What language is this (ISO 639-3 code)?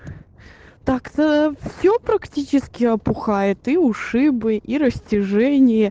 rus